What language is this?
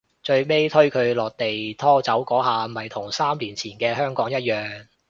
Cantonese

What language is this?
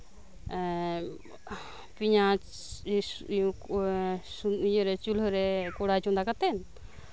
Santali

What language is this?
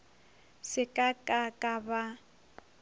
Northern Sotho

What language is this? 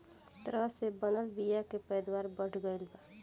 Bhojpuri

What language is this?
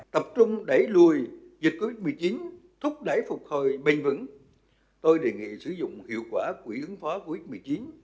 Vietnamese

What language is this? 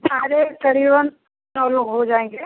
Hindi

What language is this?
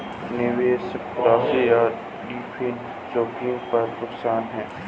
Hindi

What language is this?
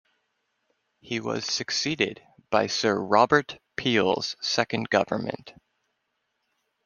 English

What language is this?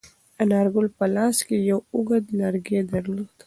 Pashto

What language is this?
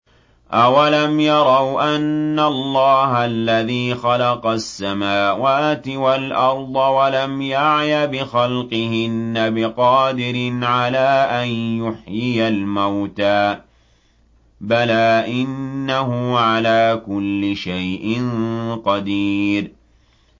Arabic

